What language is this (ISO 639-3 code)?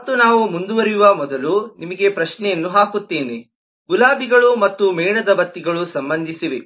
kan